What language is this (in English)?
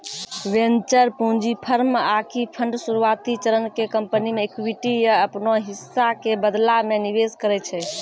Maithili